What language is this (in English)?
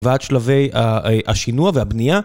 Hebrew